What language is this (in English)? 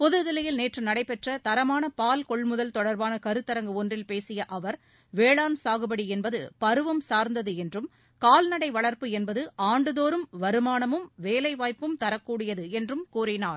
Tamil